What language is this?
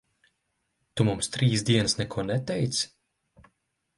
Latvian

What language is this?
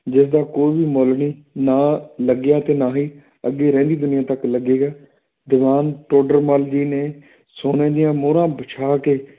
Punjabi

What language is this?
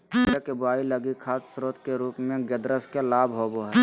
Magahi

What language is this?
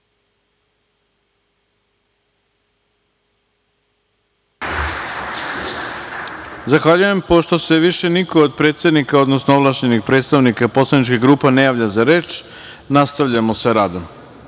Serbian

